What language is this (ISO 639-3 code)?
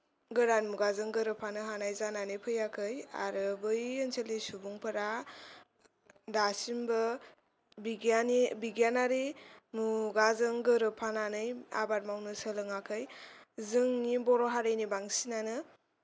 brx